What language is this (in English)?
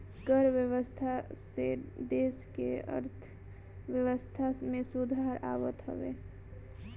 Bhojpuri